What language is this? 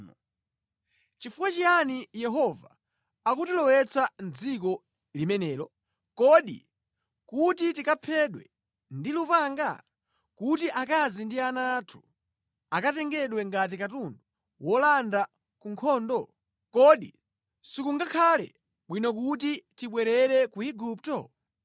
Nyanja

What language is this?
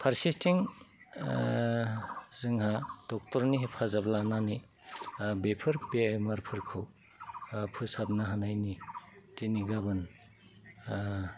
Bodo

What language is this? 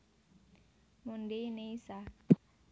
Javanese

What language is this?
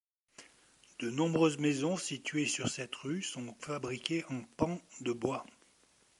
French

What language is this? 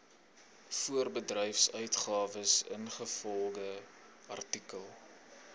Afrikaans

